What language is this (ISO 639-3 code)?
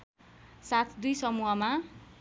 nep